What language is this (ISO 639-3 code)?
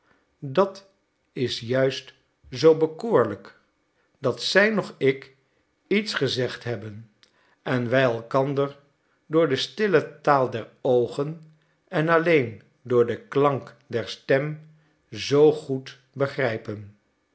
nld